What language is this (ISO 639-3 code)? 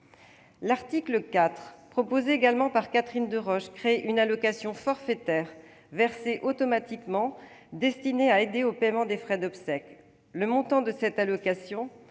fra